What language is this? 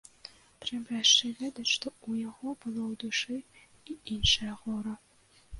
Belarusian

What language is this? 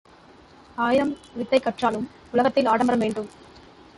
Tamil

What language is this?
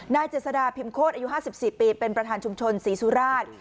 Thai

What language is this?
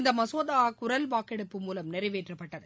Tamil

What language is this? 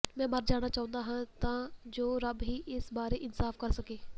Punjabi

